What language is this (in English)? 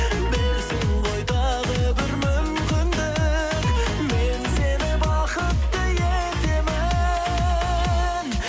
Kazakh